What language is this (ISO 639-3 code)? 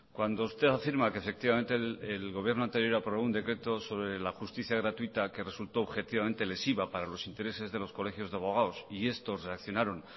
spa